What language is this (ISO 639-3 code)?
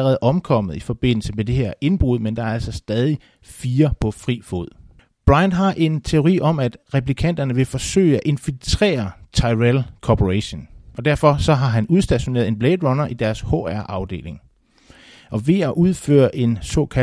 dan